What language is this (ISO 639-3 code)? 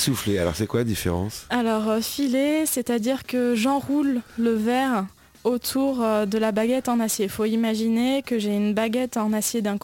fra